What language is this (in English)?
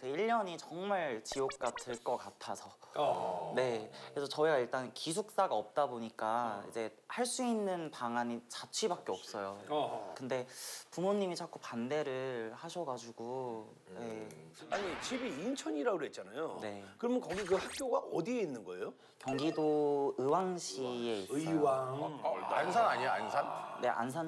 Korean